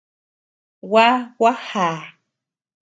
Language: Tepeuxila Cuicatec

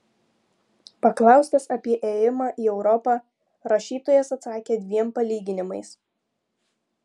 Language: Lithuanian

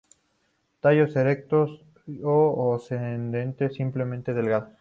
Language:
Spanish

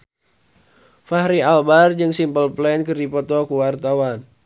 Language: Sundanese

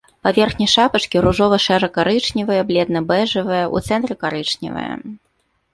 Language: Belarusian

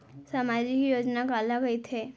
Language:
Chhattisgarhi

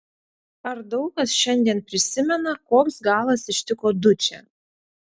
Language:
Lithuanian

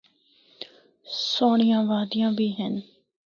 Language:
Northern Hindko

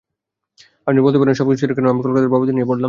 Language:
Bangla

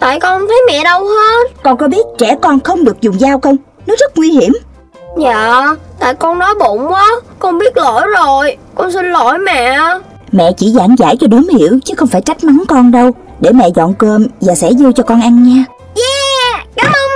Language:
Vietnamese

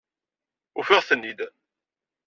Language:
Kabyle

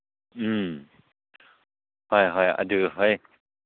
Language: Manipuri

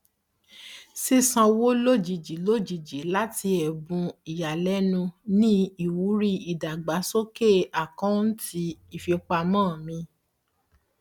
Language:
Yoruba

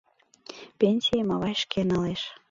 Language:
Mari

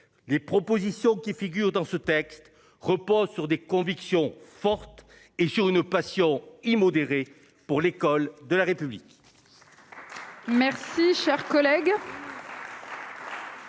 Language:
French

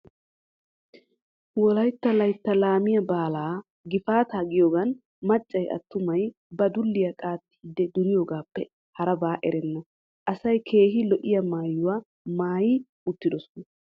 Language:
Wolaytta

